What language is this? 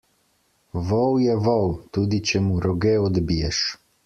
Slovenian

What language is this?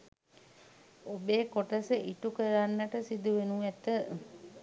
Sinhala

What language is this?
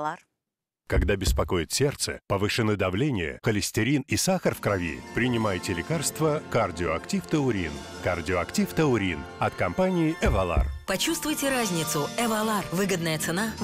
Russian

